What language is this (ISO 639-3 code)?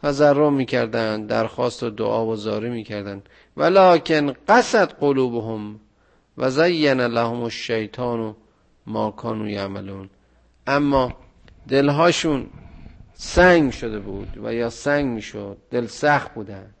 fas